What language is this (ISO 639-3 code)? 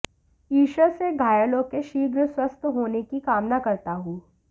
hin